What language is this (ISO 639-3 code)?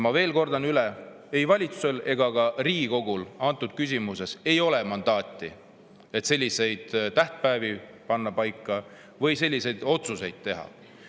est